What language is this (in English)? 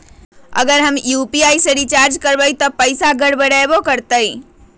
Magahi